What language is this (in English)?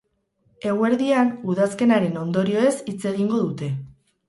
Basque